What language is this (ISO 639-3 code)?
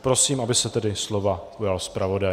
ces